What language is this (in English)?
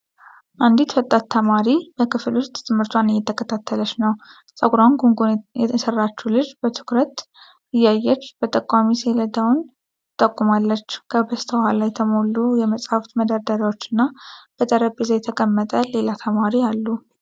Amharic